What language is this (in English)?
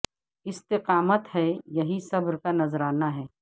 Urdu